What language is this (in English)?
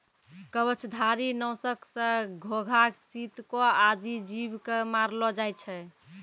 Maithili